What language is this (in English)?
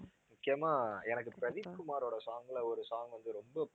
Tamil